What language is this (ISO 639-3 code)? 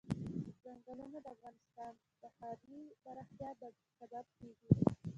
pus